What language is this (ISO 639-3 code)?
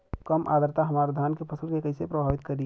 bho